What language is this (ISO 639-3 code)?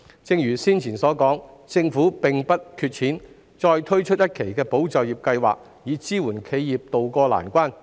yue